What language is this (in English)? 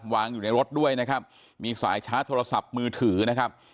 Thai